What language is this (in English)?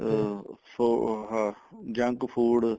Punjabi